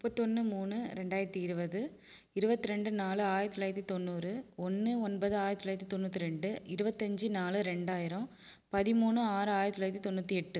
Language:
Tamil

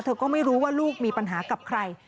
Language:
Thai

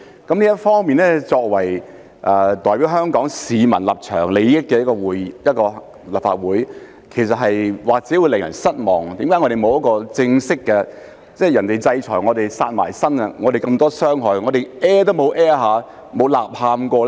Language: Cantonese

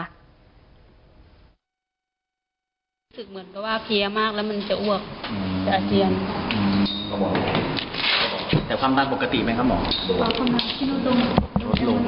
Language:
Thai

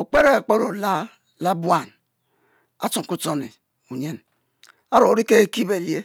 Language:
Mbe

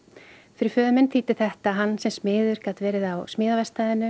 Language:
Icelandic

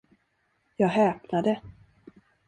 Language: Swedish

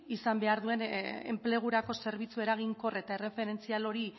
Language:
Basque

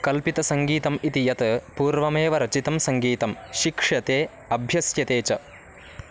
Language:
Sanskrit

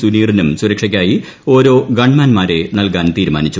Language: Malayalam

